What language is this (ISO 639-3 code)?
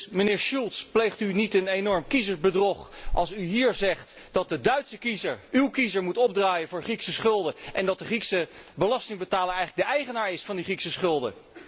nld